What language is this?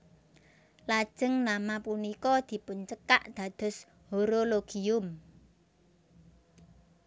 Javanese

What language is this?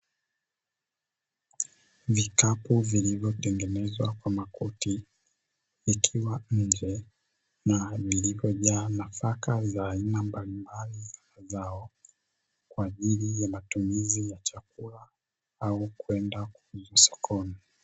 Swahili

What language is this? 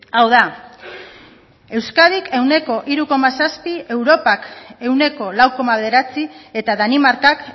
Basque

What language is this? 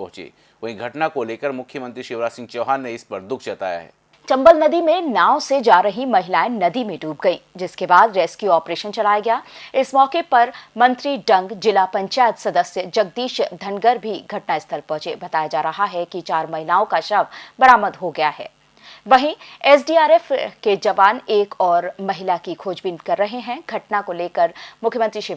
Hindi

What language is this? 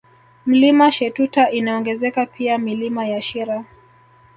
Swahili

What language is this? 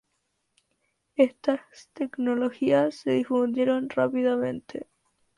Spanish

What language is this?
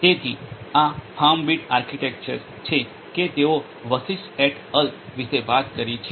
Gujarati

